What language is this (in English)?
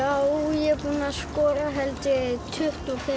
Icelandic